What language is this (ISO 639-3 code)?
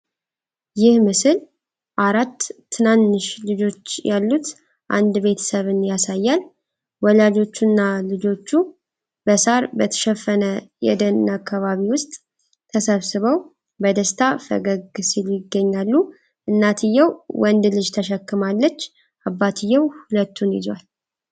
amh